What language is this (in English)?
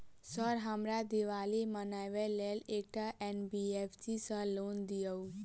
Maithili